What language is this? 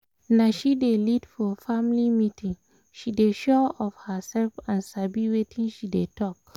Nigerian Pidgin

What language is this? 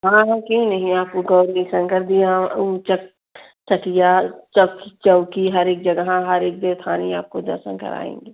Hindi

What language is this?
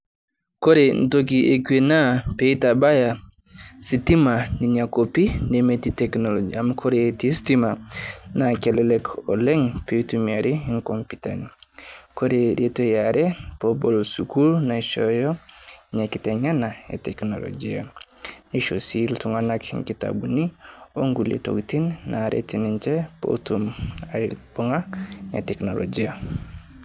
Masai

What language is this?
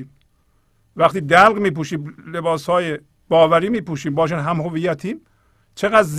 Persian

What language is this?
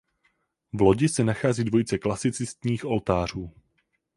Czech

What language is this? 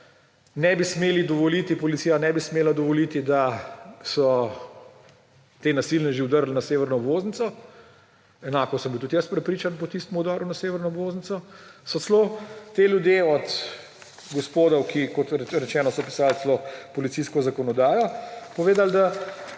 Slovenian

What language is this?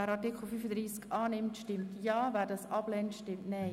Swiss German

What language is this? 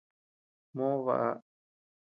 Tepeuxila Cuicatec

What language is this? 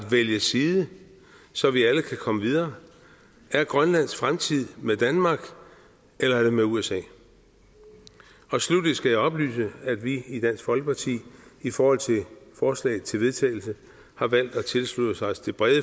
Danish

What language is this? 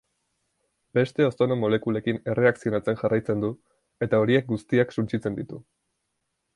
Basque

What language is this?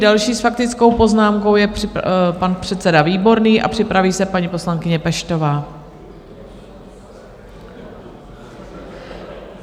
Czech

